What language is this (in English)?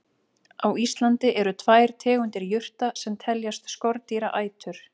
Icelandic